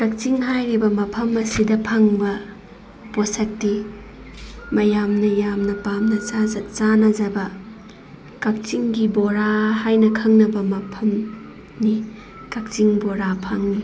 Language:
Manipuri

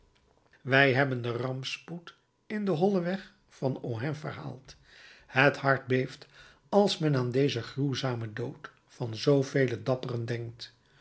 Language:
Dutch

